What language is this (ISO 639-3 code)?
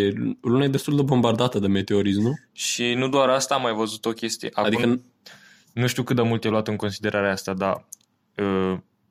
ron